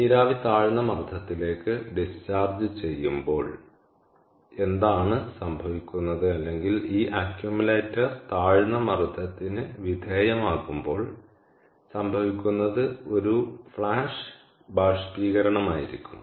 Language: Malayalam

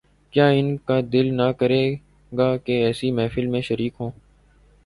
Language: Urdu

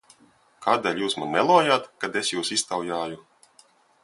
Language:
Latvian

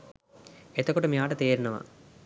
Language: Sinhala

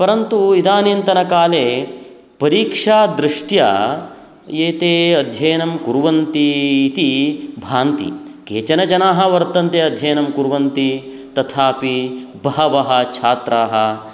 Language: Sanskrit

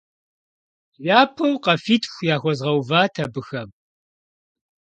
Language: Kabardian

